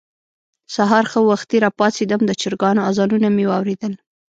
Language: Pashto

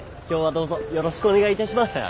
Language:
Japanese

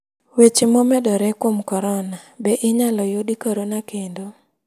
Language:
Luo (Kenya and Tanzania)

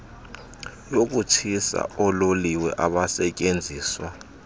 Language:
Xhosa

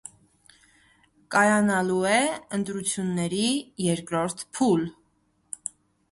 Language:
Armenian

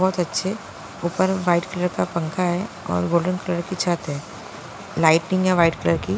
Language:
Hindi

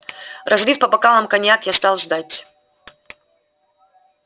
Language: Russian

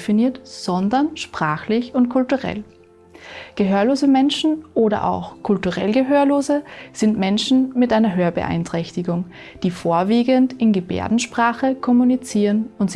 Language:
German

